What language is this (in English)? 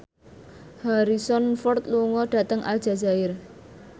Javanese